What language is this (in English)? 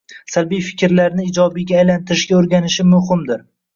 Uzbek